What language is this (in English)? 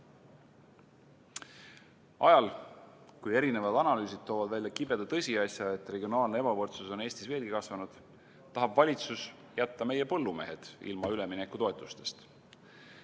Estonian